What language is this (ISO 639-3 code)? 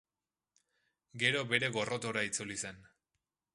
eus